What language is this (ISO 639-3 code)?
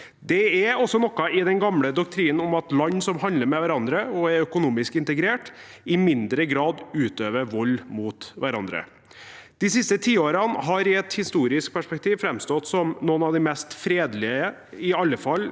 nor